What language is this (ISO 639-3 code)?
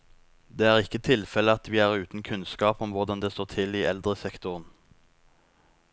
nor